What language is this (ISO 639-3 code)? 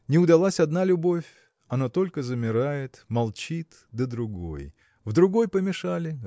rus